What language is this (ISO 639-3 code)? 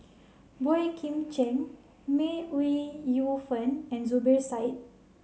eng